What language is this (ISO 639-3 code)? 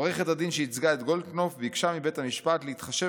heb